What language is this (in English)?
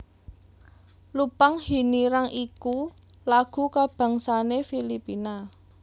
Javanese